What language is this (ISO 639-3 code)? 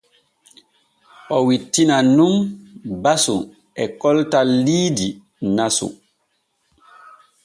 fue